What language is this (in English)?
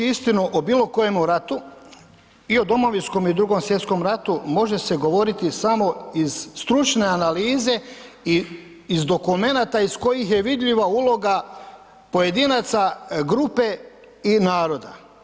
Croatian